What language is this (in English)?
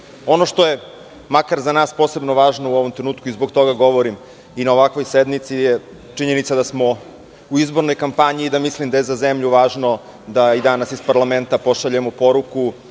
Serbian